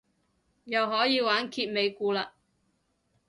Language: Cantonese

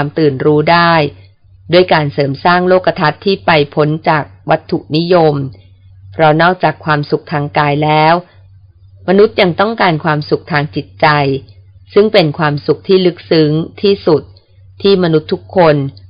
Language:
Thai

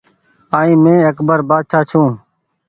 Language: Goaria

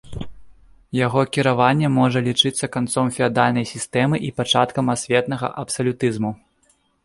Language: Belarusian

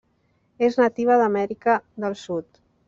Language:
Catalan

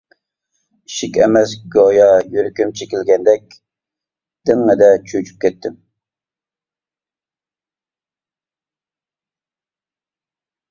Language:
Uyghur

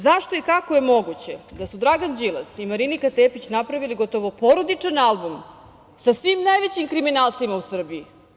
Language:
Serbian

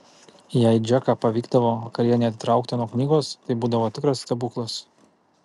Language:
Lithuanian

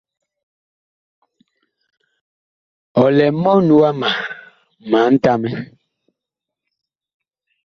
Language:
Bakoko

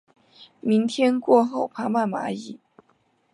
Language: Chinese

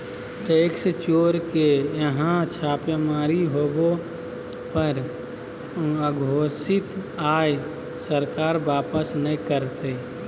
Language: Magahi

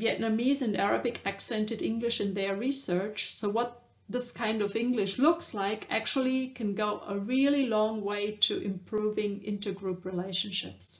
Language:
English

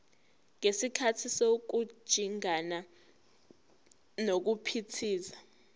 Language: Zulu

